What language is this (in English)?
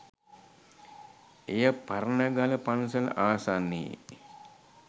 Sinhala